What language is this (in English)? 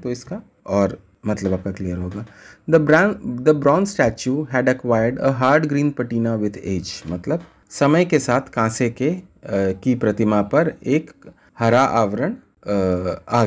Hindi